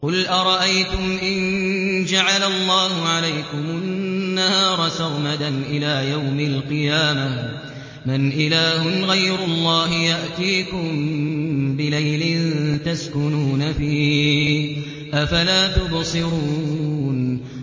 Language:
Arabic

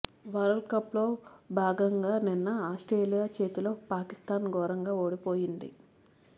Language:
Telugu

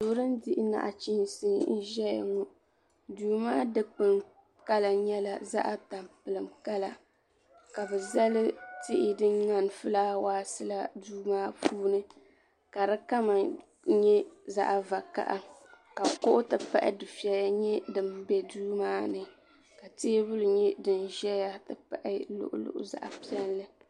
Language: Dagbani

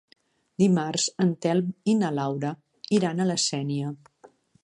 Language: Catalan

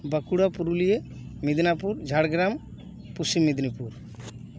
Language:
Santali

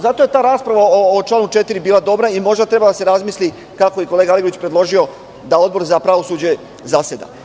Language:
Serbian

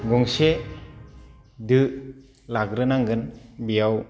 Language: Bodo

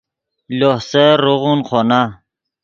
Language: Yidgha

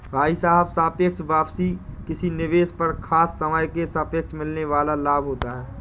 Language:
Hindi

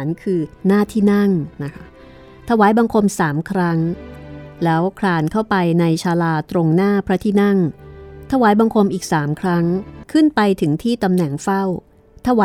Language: Thai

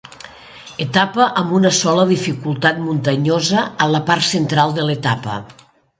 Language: Catalan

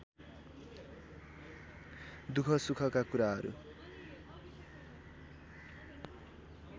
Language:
Nepali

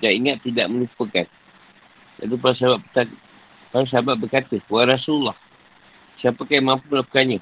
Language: Malay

